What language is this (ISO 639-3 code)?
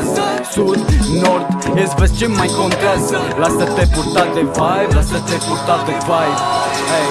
ron